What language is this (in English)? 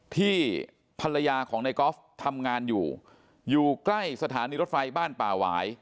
Thai